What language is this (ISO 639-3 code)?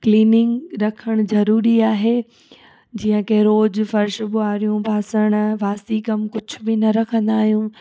snd